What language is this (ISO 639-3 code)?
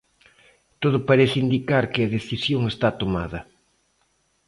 glg